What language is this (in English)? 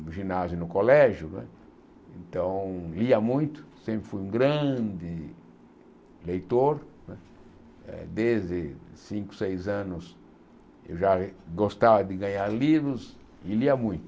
Portuguese